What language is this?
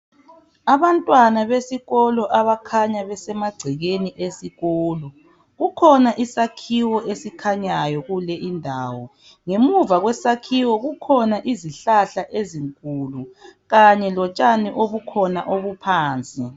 North Ndebele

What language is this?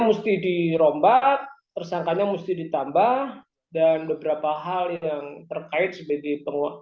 Indonesian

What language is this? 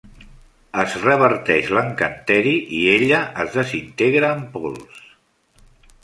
Catalan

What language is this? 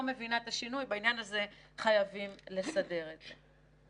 Hebrew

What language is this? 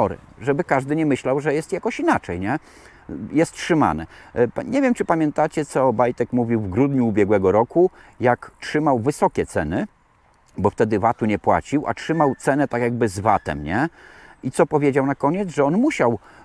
Polish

